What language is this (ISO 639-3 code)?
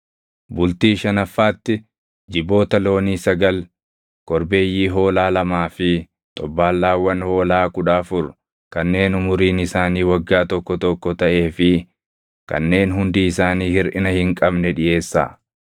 orm